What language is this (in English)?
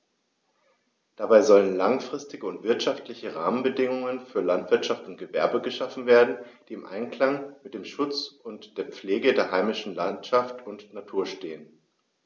German